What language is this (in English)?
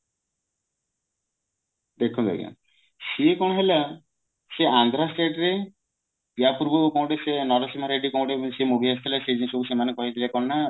Odia